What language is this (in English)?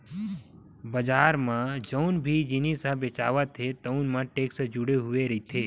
Chhattisgarhi